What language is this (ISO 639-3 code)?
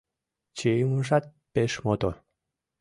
chm